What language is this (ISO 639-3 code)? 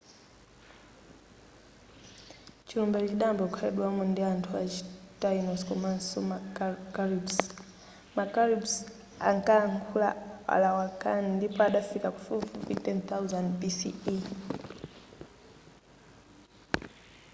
nya